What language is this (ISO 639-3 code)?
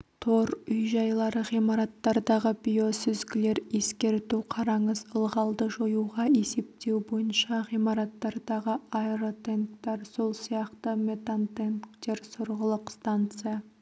kaz